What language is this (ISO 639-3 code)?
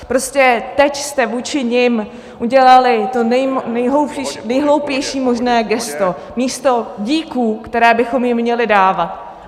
ces